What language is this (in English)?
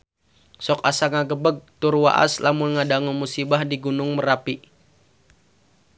Sundanese